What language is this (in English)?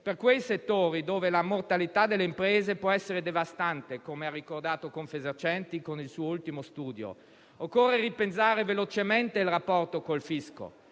Italian